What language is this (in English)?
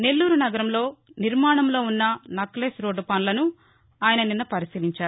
Telugu